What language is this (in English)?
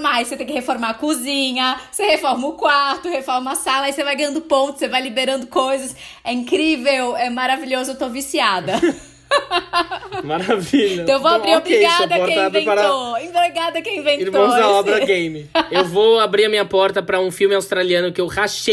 Portuguese